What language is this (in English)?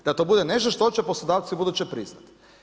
Croatian